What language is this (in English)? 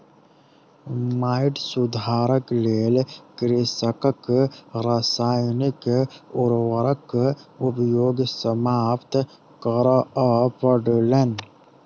Maithili